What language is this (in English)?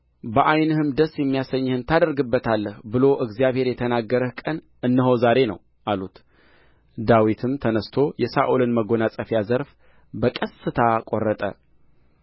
Amharic